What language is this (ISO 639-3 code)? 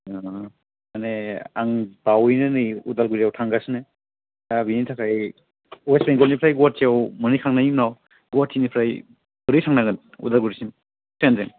brx